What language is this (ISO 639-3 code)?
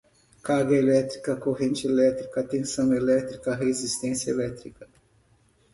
por